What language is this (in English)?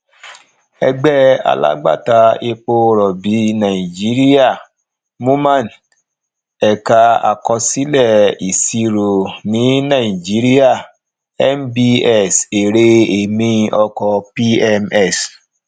Yoruba